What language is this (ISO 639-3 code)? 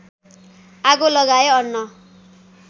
nep